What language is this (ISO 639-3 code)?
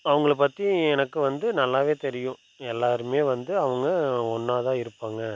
tam